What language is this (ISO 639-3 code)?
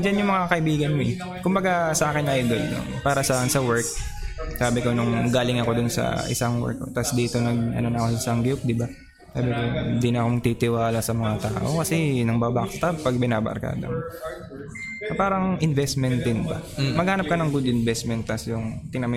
fil